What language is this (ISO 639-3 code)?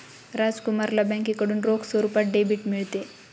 mar